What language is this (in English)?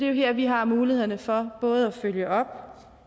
Danish